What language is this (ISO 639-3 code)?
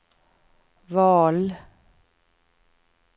swe